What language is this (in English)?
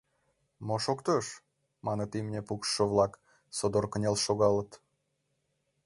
Mari